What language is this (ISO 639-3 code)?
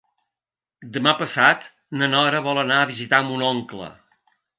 cat